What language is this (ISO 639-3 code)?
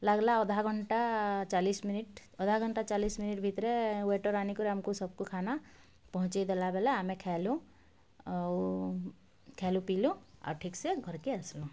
ori